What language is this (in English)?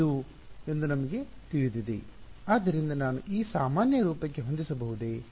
Kannada